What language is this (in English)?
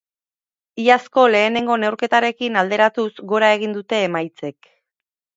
Basque